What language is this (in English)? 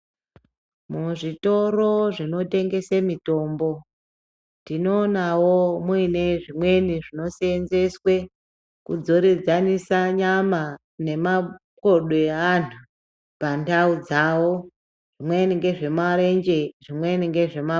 Ndau